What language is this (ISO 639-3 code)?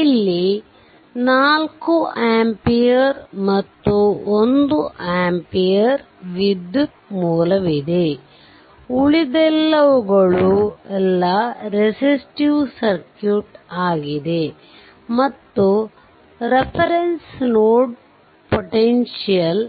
kan